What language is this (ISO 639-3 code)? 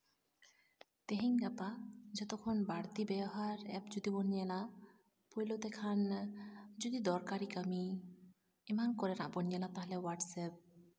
sat